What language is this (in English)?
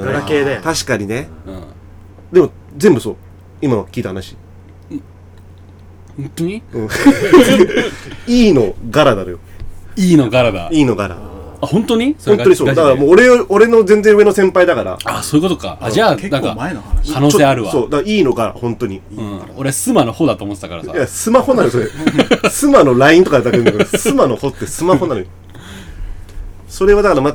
Japanese